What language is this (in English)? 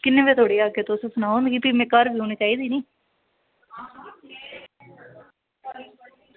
Dogri